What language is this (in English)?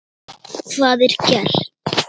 Icelandic